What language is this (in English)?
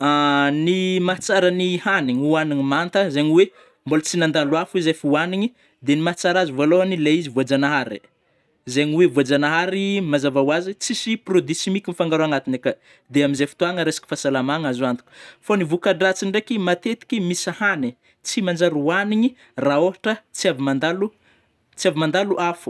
Northern Betsimisaraka Malagasy